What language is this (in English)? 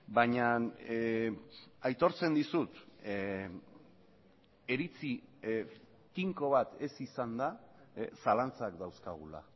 Basque